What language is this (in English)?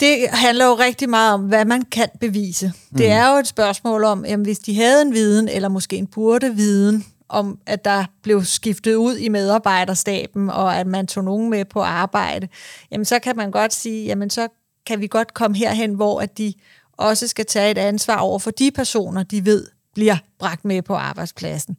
Danish